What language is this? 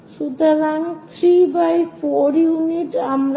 Bangla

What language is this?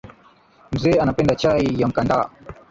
Swahili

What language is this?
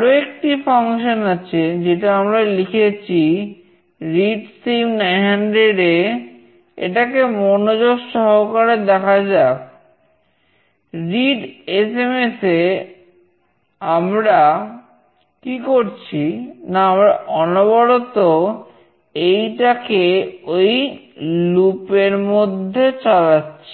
Bangla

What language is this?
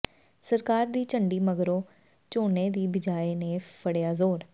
Punjabi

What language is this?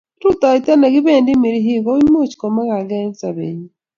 Kalenjin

